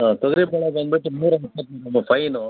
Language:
Kannada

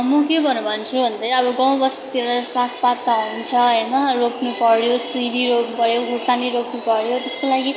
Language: Nepali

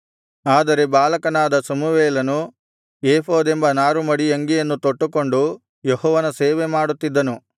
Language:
Kannada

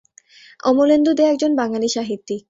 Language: Bangla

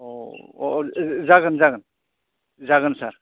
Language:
Bodo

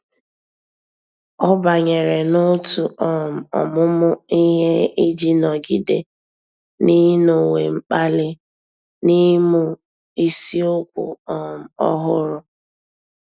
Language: Igbo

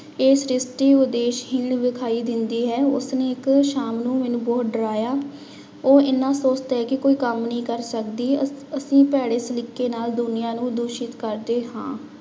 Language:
Punjabi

